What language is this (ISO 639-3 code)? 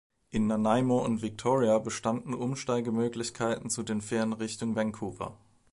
deu